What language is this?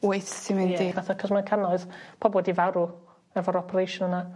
Welsh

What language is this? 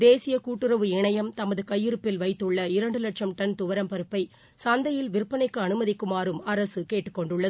Tamil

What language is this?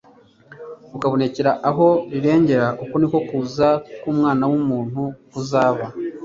Kinyarwanda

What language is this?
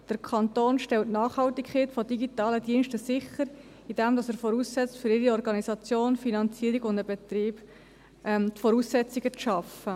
Swiss German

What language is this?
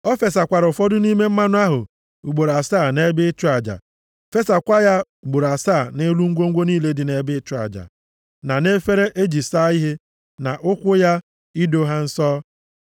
Igbo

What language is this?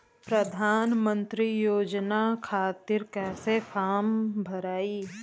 Bhojpuri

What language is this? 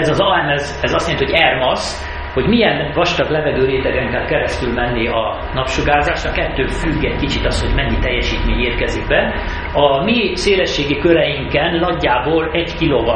Hungarian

